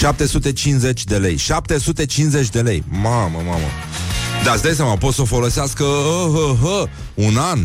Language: Romanian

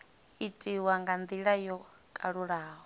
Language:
Venda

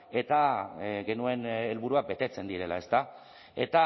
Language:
Basque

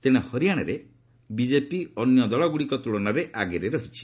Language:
Odia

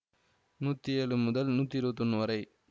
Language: Tamil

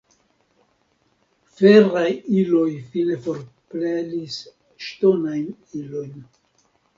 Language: Esperanto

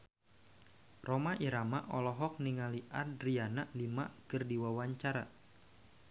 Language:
Sundanese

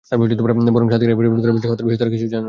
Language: Bangla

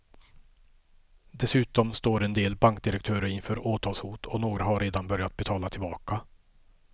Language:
Swedish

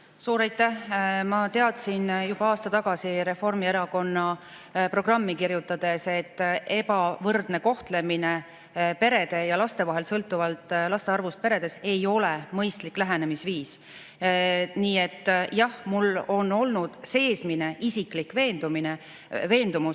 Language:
Estonian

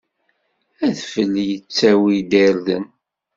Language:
Kabyle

